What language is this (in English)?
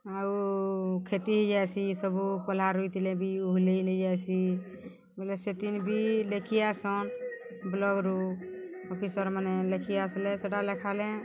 Odia